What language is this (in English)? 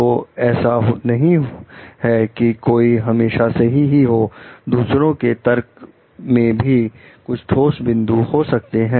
Hindi